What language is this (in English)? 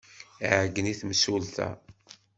Kabyle